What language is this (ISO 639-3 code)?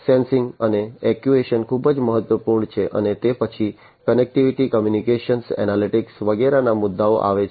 guj